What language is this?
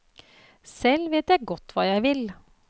Norwegian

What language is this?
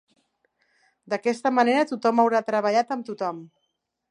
Catalan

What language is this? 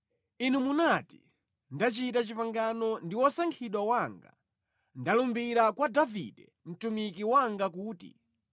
Nyanja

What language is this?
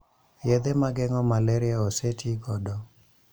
Luo (Kenya and Tanzania)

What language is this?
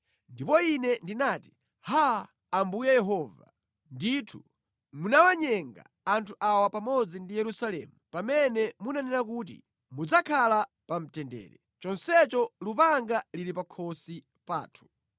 Nyanja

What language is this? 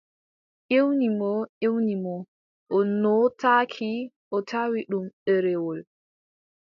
Adamawa Fulfulde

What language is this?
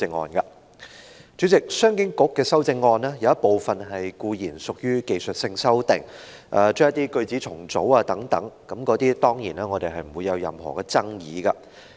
Cantonese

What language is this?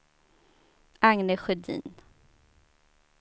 Swedish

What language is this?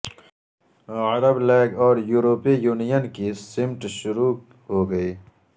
Urdu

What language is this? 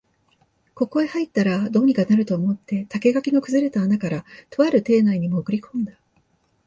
Japanese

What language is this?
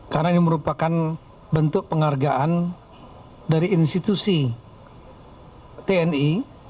Indonesian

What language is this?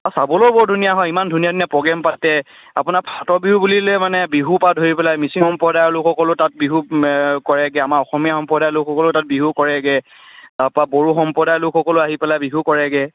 Assamese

